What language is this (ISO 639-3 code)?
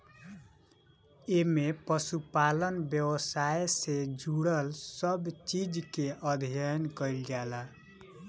bho